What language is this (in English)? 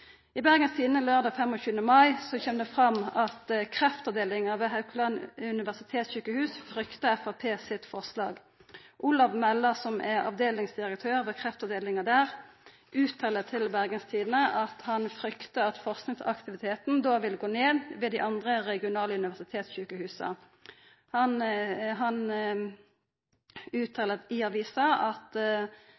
Norwegian Nynorsk